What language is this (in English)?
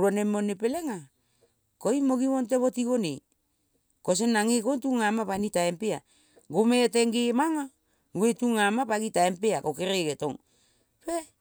Kol (Papua New Guinea)